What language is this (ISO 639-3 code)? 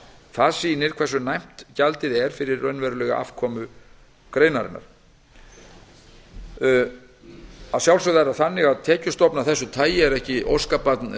isl